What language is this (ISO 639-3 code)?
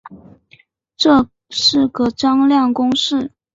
zho